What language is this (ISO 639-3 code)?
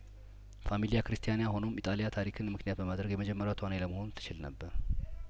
amh